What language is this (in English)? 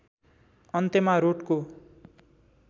Nepali